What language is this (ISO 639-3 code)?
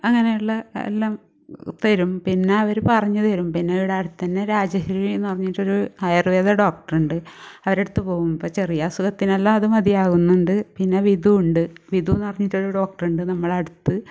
mal